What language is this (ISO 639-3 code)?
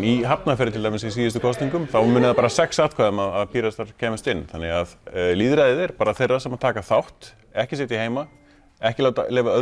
isl